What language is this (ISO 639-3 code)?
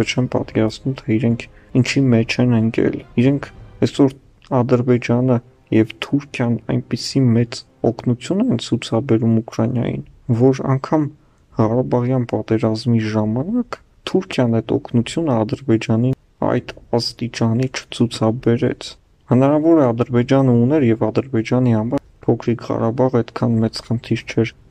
pol